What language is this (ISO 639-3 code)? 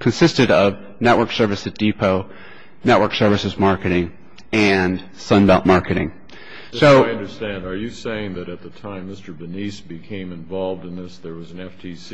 eng